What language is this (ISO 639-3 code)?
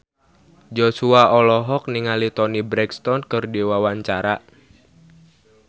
sun